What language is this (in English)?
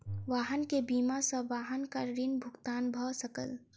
Maithili